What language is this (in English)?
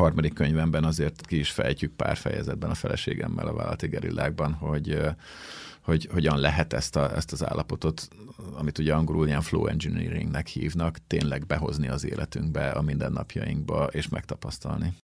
Hungarian